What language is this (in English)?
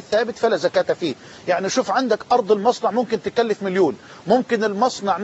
Arabic